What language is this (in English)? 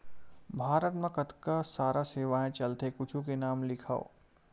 Chhattisgarhi